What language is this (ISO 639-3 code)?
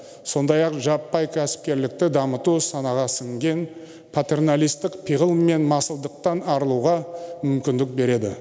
kaz